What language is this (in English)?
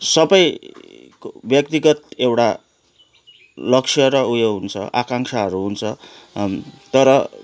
Nepali